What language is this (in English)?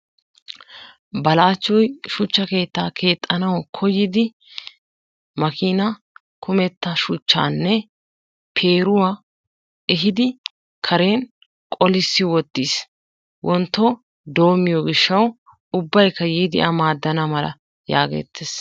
Wolaytta